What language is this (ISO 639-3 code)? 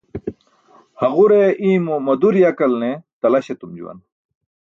bsk